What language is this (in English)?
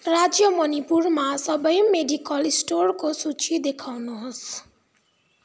Nepali